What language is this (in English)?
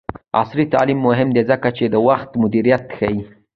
Pashto